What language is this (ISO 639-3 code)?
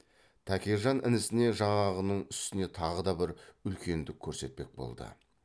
kaz